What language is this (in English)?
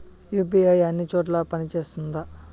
Telugu